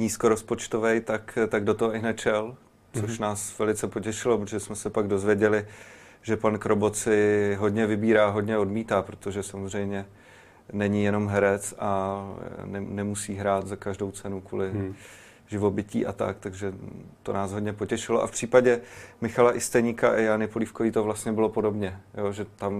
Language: Czech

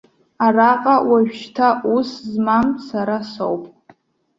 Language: Abkhazian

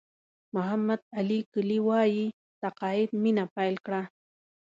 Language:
Pashto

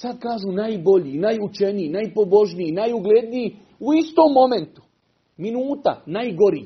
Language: Croatian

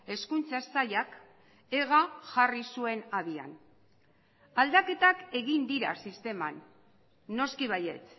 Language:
Basque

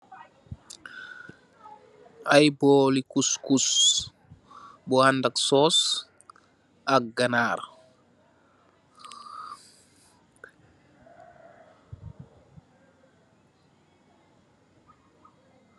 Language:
Wolof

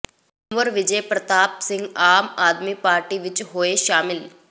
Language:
Punjabi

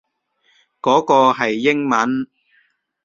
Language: Cantonese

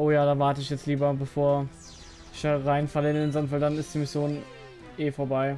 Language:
German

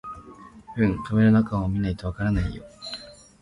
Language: Japanese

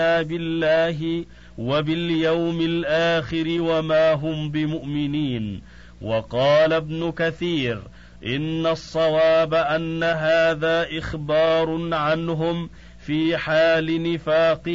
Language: Arabic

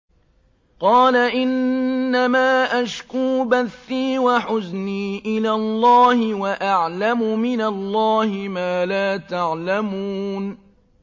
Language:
Arabic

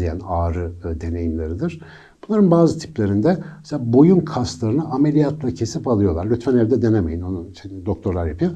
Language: Turkish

